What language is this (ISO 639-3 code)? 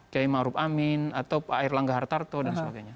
ind